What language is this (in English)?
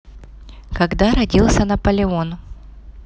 Russian